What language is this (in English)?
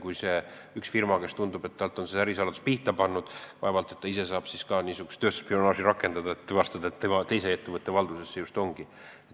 Estonian